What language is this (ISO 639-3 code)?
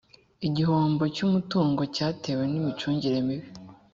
kin